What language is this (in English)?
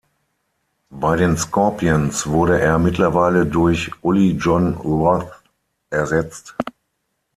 German